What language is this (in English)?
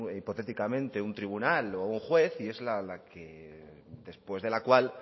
Spanish